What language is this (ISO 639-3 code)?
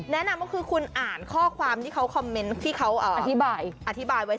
tha